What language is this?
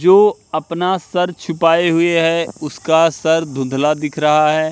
Hindi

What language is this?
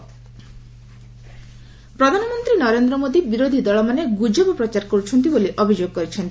Odia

